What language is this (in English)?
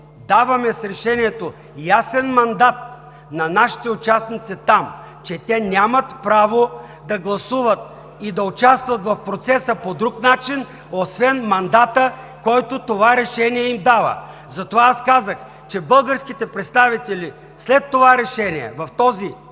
Bulgarian